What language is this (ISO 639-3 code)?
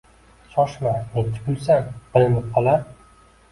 uzb